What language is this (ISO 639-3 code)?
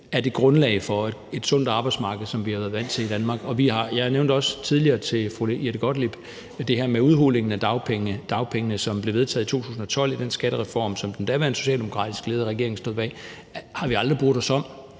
dan